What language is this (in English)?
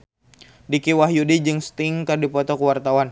Sundanese